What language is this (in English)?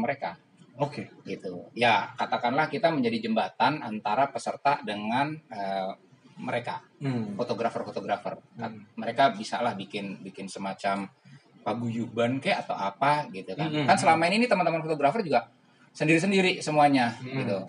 Indonesian